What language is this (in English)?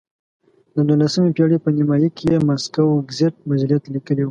Pashto